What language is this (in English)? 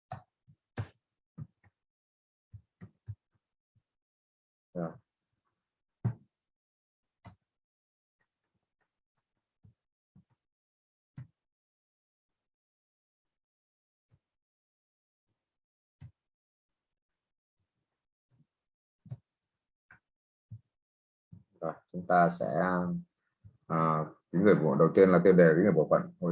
Vietnamese